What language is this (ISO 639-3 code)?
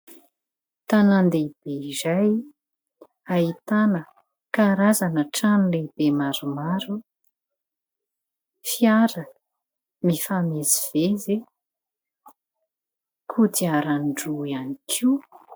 mlg